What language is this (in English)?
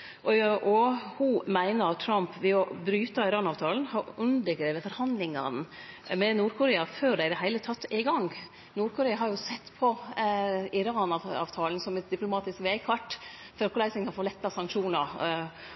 Norwegian Nynorsk